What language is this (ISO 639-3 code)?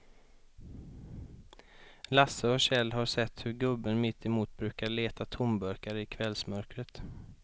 swe